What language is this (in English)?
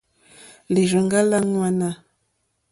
Mokpwe